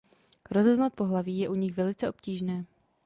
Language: Czech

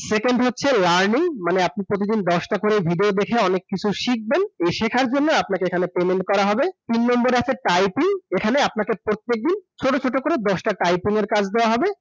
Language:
Bangla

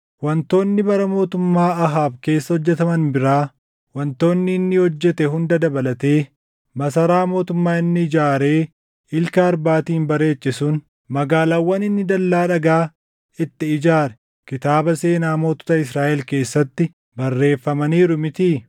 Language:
Oromo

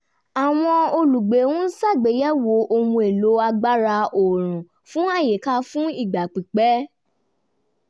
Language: Yoruba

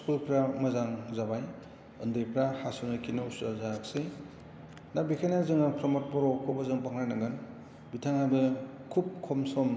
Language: Bodo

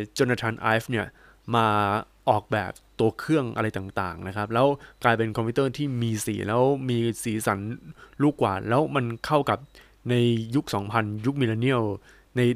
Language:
Thai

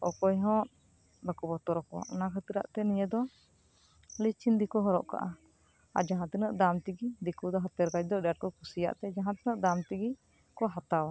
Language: Santali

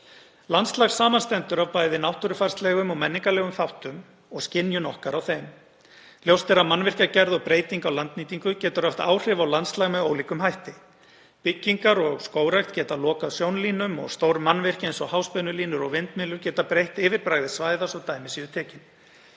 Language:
Icelandic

